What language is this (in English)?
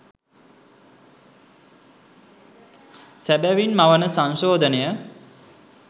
Sinhala